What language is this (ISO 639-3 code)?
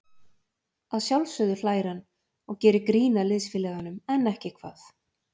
isl